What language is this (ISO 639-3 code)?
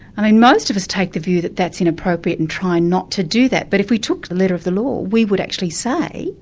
eng